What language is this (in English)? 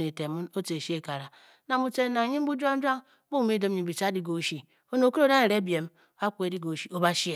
Bokyi